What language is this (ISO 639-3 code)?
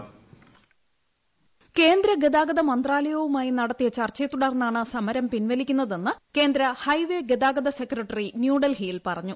mal